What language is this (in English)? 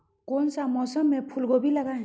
Magahi